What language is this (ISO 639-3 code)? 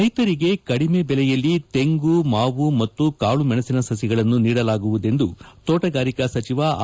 kan